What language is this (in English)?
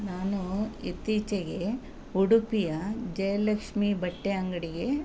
Kannada